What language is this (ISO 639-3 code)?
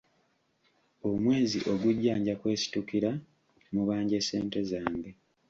lug